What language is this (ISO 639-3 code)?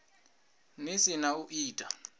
ven